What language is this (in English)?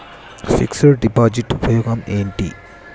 Telugu